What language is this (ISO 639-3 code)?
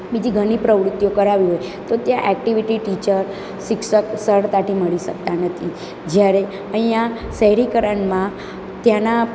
guj